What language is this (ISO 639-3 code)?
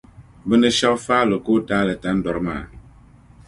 dag